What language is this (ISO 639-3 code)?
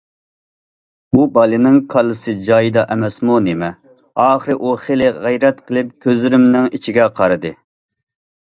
uig